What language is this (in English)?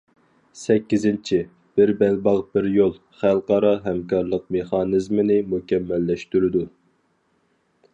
Uyghur